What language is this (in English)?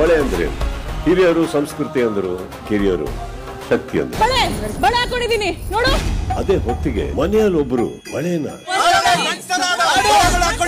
Korean